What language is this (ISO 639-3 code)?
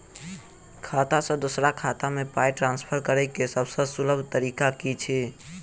mai